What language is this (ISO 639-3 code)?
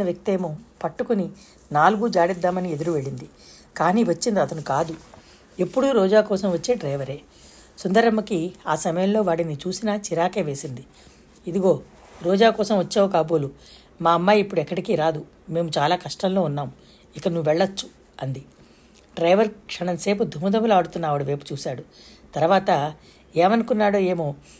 tel